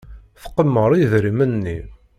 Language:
Kabyle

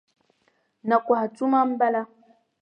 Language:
Dagbani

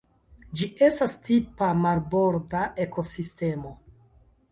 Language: Esperanto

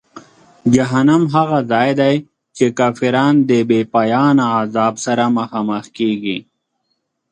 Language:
Pashto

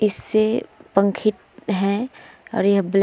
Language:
Hindi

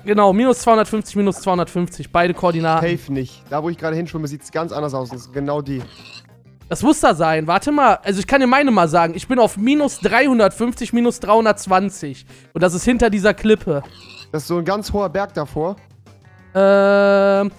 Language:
German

